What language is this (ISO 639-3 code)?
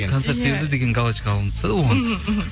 kaz